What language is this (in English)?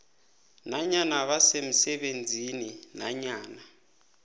South Ndebele